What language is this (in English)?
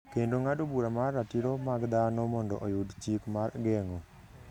Luo (Kenya and Tanzania)